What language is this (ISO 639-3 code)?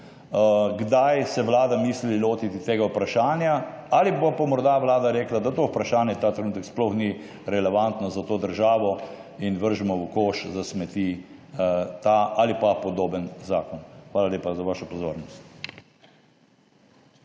slv